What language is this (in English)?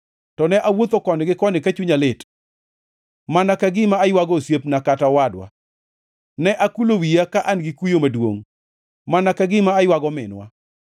Luo (Kenya and Tanzania)